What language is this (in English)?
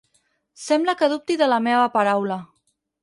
Catalan